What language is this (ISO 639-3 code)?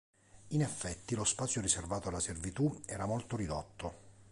ita